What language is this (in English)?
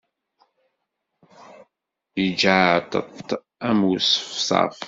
Kabyle